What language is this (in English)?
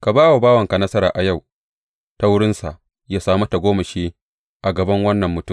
Hausa